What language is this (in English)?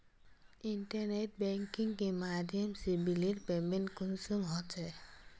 Magahi